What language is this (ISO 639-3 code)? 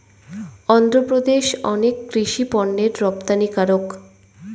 ben